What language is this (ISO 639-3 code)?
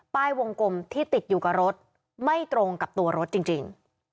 tha